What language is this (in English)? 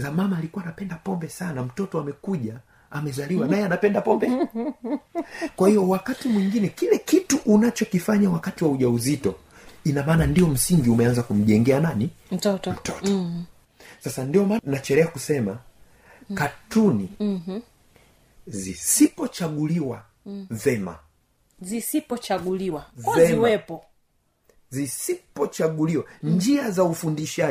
Swahili